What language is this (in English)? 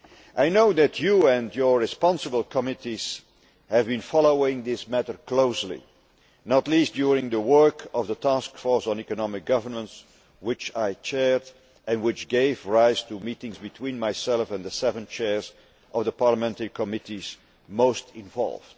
English